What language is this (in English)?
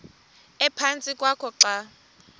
Xhosa